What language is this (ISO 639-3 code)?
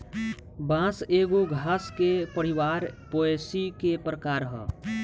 bho